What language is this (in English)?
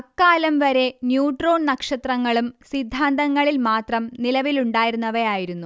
Malayalam